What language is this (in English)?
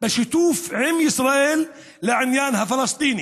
Hebrew